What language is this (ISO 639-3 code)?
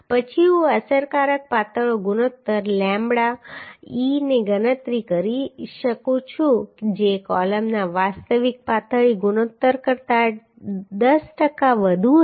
guj